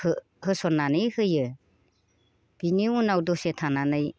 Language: Bodo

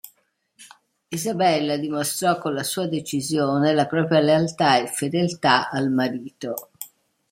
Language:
Italian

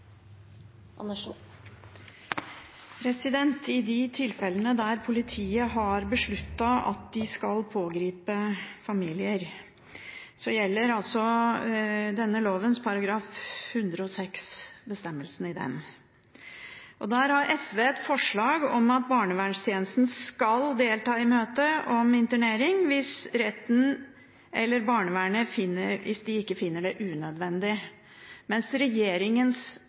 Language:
Norwegian Bokmål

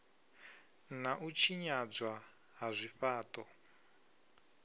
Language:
Venda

